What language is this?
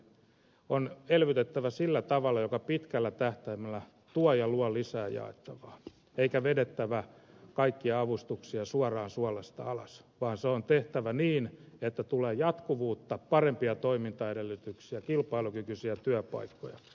Finnish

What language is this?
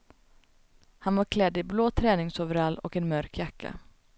Swedish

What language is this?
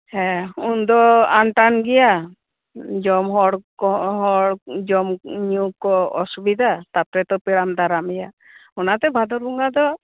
Santali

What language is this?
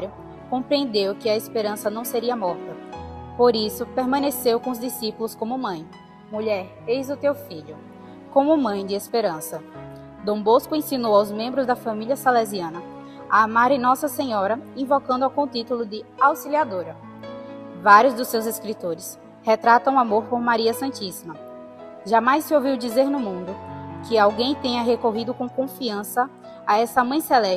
Portuguese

